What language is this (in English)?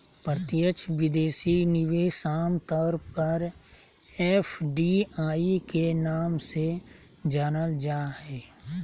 Magahi